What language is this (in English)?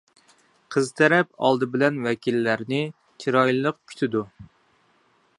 Uyghur